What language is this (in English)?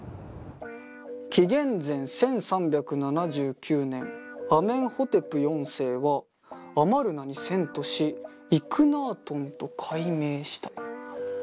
Japanese